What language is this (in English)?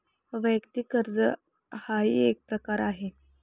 Marathi